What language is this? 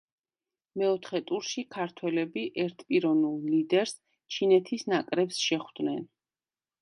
Georgian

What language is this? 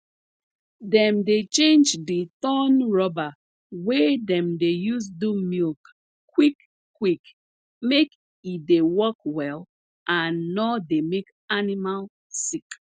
Nigerian Pidgin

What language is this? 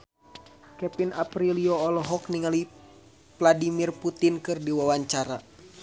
Sundanese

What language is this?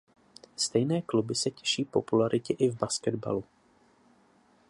Czech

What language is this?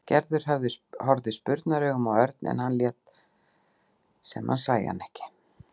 Icelandic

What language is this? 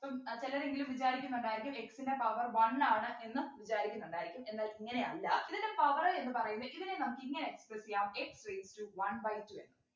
Malayalam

